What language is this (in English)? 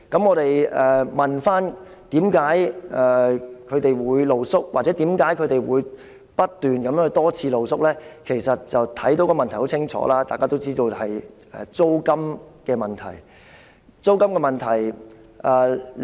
Cantonese